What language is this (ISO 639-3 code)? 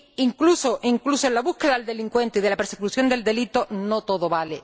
spa